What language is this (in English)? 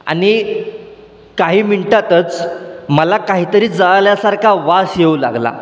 Marathi